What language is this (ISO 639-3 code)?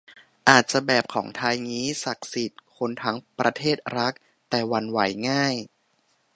tha